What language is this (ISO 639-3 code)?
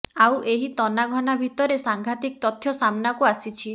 ori